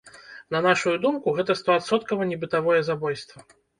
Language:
Belarusian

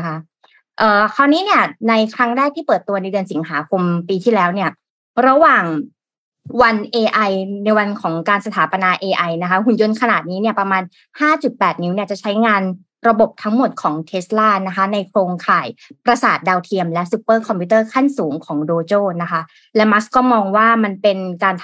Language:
Thai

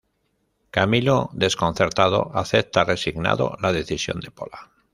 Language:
Spanish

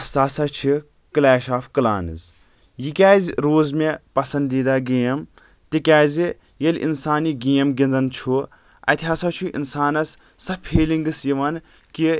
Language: Kashmiri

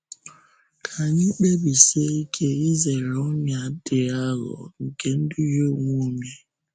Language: Igbo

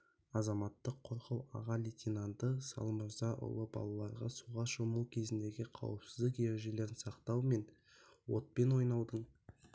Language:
Kazakh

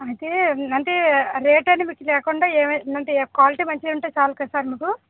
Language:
Telugu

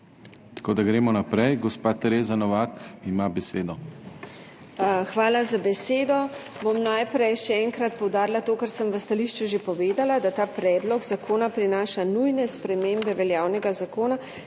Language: Slovenian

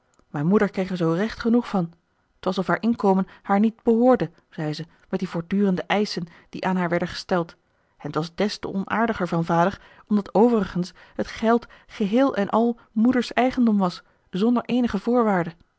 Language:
Dutch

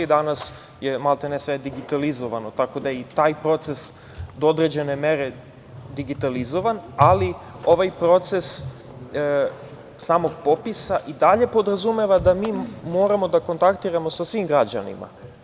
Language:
Serbian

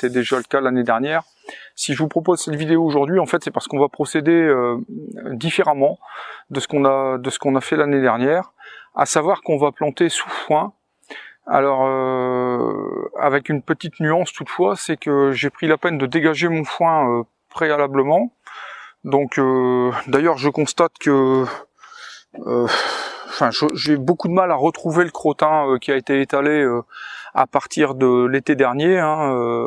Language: French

